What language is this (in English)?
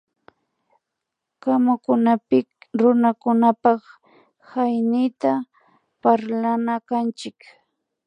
Imbabura Highland Quichua